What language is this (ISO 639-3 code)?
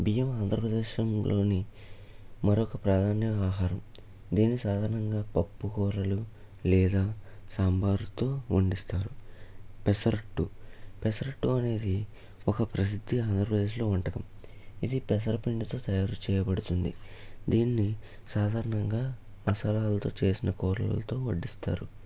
tel